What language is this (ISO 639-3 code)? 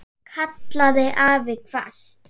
isl